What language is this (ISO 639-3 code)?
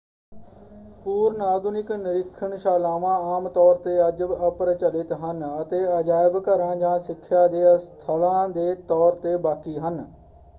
pan